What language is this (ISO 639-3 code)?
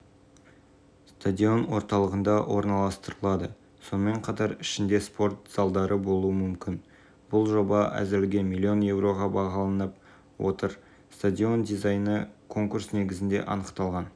kaz